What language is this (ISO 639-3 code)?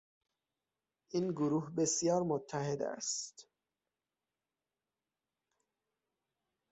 fas